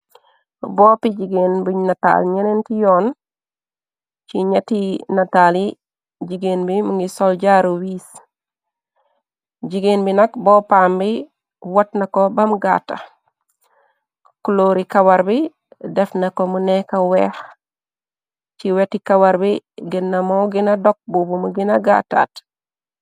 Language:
Wolof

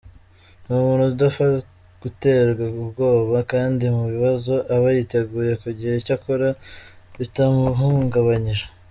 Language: Kinyarwanda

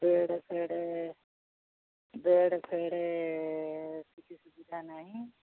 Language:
Odia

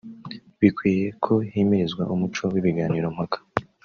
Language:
Kinyarwanda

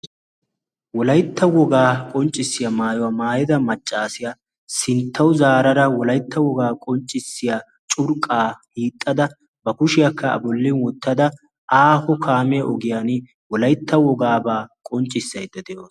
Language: Wolaytta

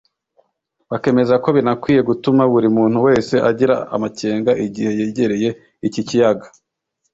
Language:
Kinyarwanda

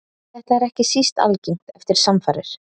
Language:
Icelandic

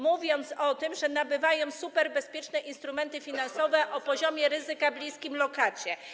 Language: Polish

